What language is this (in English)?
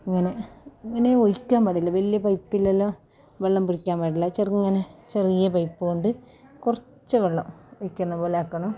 Malayalam